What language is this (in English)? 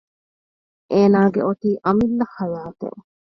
Divehi